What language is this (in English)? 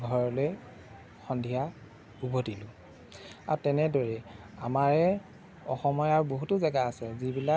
Assamese